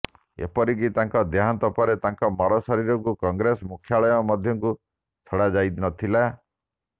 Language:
Odia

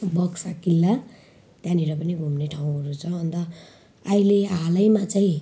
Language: Nepali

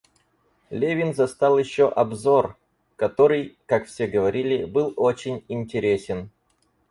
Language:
Russian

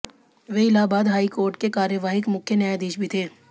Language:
Hindi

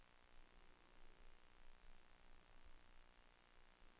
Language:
Swedish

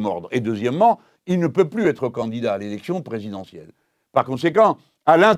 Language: French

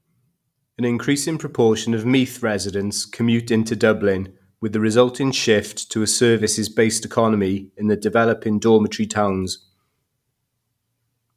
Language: English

